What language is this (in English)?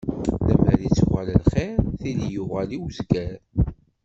Kabyle